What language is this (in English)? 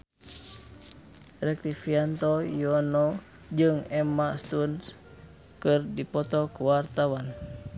Sundanese